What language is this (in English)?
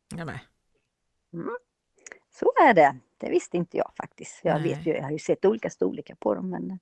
Swedish